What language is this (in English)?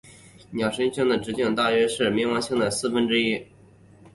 Chinese